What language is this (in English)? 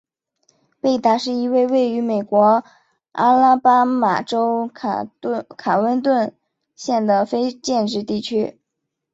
Chinese